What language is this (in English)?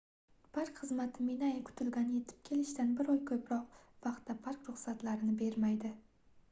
Uzbek